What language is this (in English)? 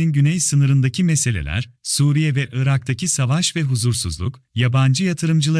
Turkish